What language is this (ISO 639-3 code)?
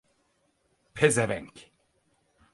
tur